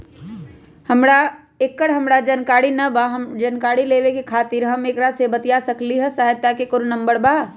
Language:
Magahi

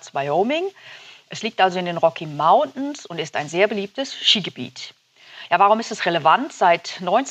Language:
German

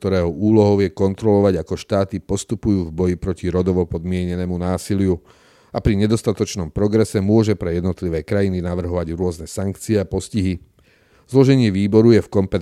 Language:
Slovak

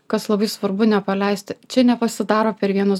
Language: Lithuanian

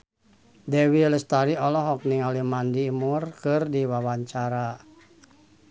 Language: Sundanese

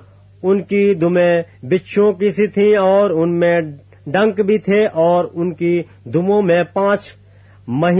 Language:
Urdu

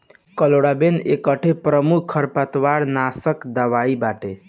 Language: Bhojpuri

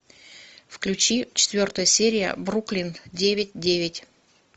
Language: Russian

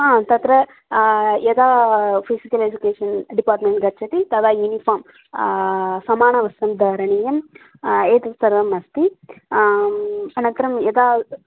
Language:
Sanskrit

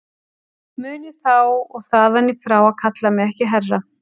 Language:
Icelandic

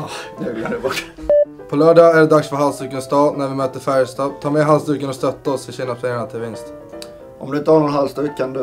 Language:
Swedish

